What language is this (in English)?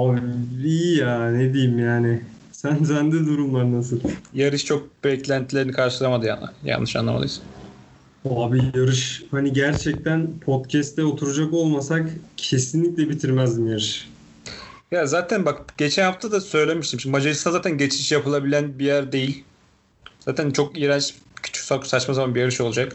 Turkish